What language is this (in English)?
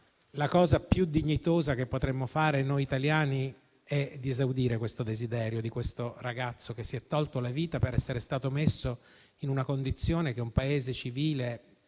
Italian